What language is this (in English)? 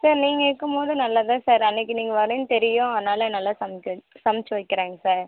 Tamil